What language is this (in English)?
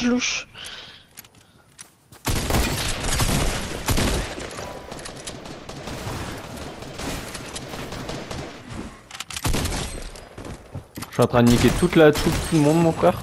French